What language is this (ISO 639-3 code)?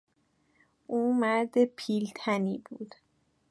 fas